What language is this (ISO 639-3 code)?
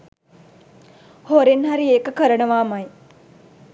sin